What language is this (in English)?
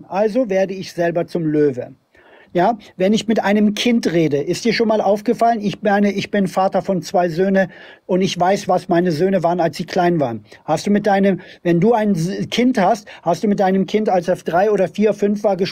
German